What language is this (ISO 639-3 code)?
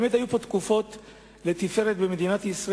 heb